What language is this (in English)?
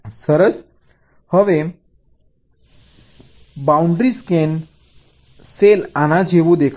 Gujarati